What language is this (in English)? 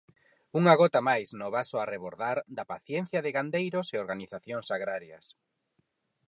Galician